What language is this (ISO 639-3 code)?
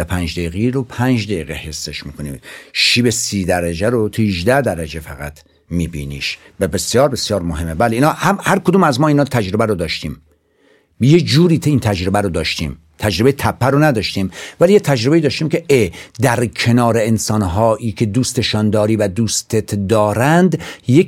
fas